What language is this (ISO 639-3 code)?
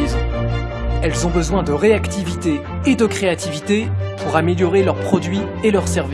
fra